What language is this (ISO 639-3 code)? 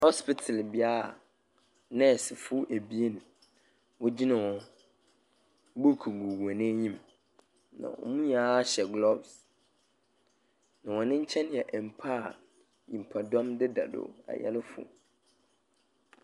aka